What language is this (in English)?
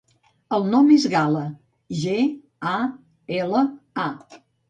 Catalan